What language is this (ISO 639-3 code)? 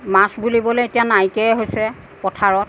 asm